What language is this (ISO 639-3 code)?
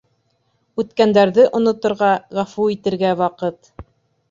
bak